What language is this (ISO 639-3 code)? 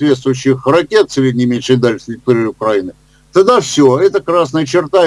rus